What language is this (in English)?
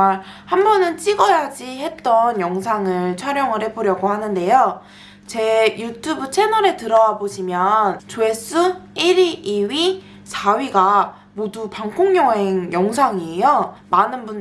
Korean